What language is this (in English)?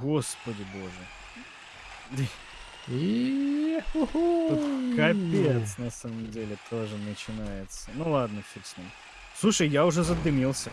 Russian